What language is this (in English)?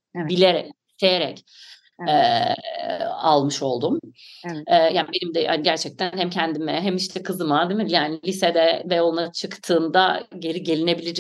Turkish